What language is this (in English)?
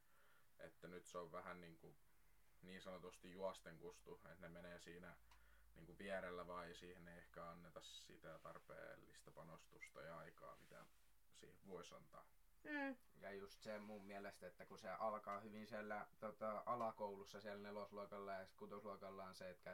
Finnish